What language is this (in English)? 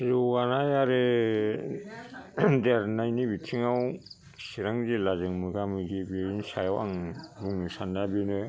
Bodo